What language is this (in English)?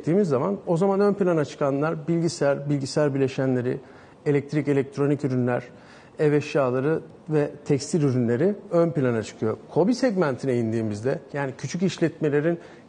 Turkish